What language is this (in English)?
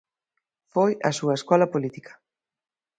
Galician